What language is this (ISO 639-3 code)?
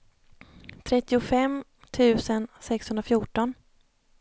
swe